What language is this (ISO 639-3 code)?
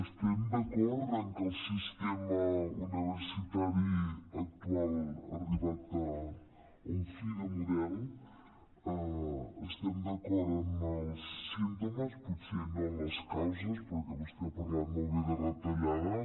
cat